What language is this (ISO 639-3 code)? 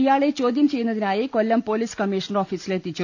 mal